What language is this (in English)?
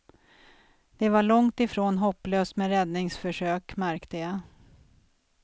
Swedish